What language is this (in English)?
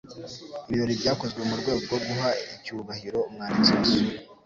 Kinyarwanda